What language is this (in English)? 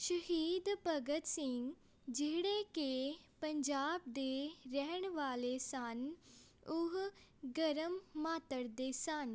Punjabi